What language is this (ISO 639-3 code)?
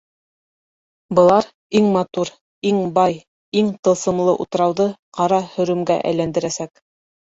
bak